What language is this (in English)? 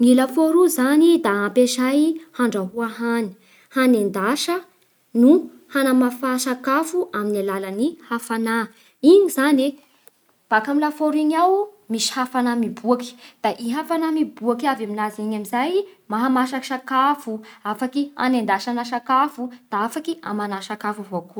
Bara Malagasy